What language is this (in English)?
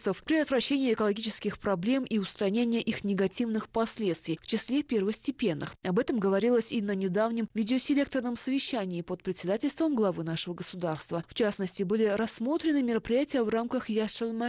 Russian